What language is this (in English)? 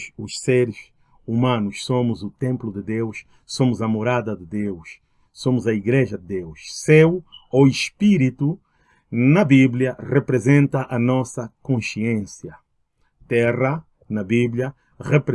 Portuguese